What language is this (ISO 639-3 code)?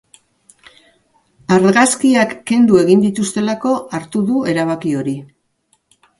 eus